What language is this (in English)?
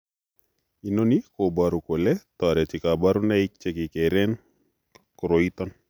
Kalenjin